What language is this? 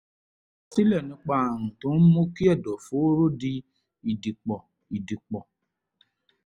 Yoruba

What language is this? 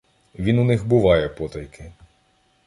Ukrainian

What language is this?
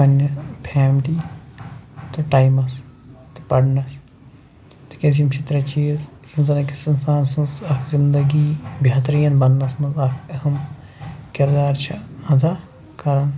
Kashmiri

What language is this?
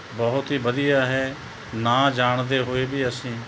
Punjabi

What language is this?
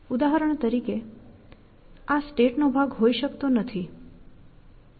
Gujarati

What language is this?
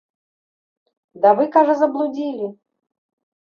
Belarusian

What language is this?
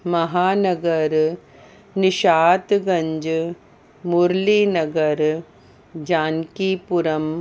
Sindhi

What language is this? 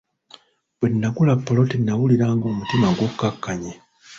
Ganda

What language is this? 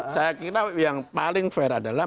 Indonesian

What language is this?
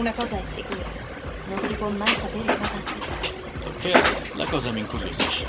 Italian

